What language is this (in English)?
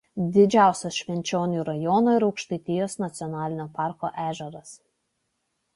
Lithuanian